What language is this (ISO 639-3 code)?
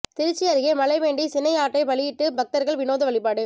tam